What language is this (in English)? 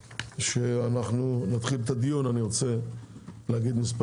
Hebrew